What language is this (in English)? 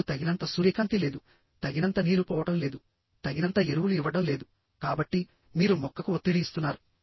Telugu